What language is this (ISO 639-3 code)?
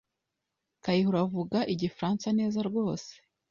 kin